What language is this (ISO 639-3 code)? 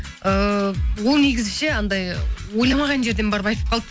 kaz